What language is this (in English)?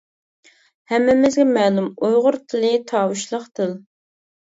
Uyghur